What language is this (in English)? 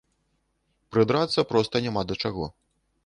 Belarusian